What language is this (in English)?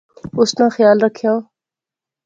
Pahari-Potwari